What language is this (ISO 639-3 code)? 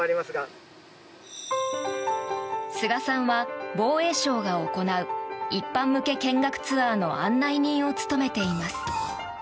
jpn